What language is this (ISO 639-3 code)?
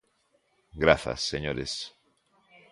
glg